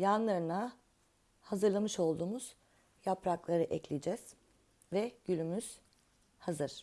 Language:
Turkish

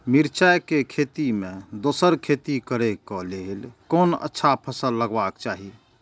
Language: Maithili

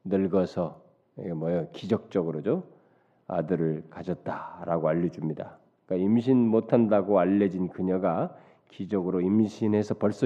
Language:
Korean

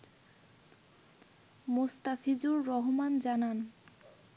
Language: Bangla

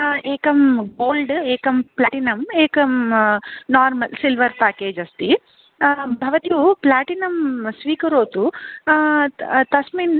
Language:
Sanskrit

